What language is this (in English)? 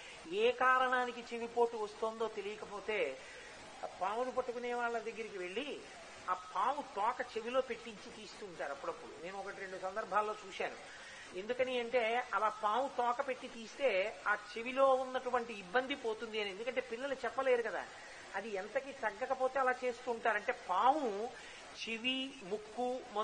Telugu